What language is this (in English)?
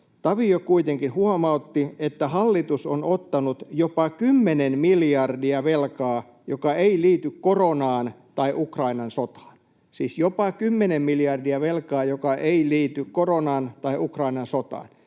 Finnish